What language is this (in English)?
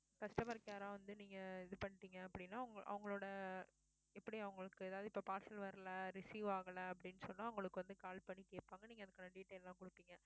Tamil